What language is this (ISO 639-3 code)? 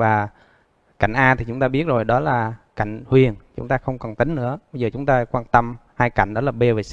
vie